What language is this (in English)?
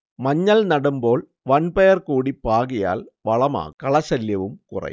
Malayalam